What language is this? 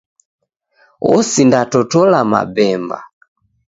Taita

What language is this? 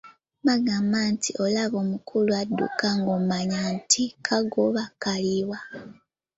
Ganda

